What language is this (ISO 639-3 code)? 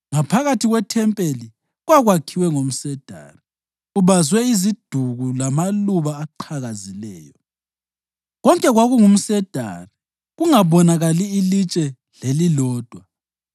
nde